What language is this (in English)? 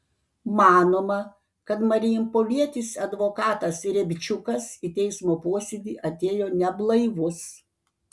Lithuanian